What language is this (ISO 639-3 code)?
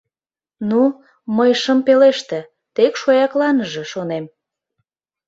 chm